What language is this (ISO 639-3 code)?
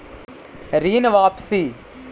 mag